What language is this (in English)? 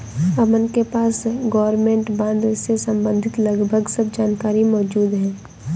Hindi